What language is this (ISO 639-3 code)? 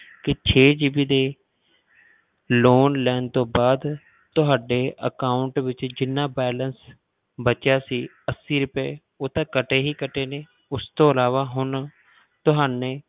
pan